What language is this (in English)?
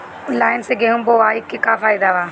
Bhojpuri